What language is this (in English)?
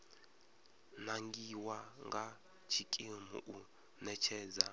Venda